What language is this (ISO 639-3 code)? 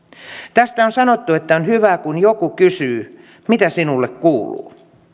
fin